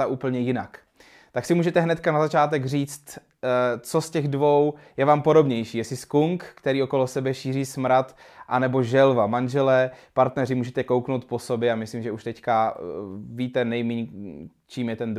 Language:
Czech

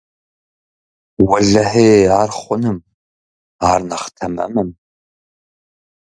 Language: Kabardian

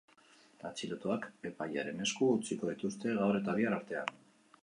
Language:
Basque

